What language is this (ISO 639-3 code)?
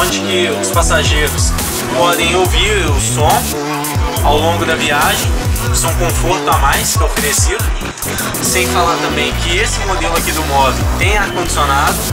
por